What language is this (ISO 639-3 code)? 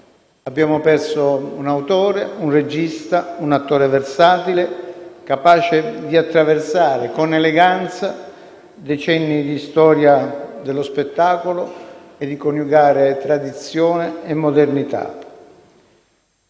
ita